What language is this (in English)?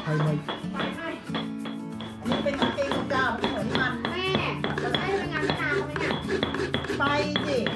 Thai